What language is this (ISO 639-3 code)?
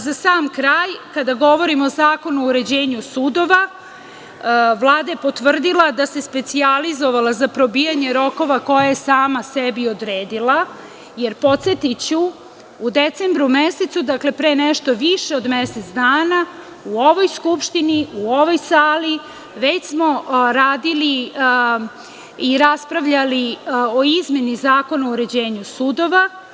srp